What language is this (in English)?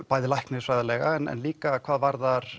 Icelandic